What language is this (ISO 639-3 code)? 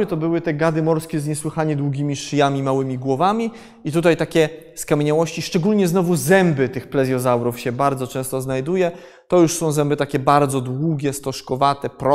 pol